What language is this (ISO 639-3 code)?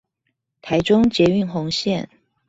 zho